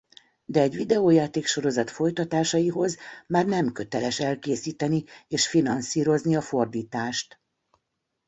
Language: Hungarian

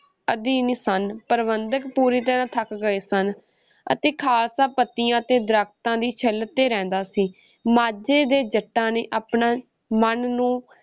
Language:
Punjabi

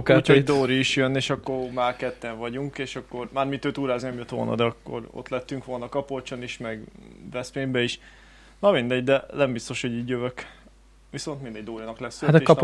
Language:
Hungarian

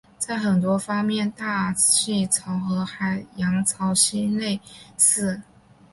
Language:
Chinese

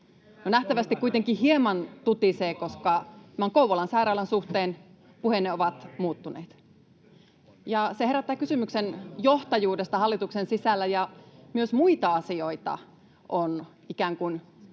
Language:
Finnish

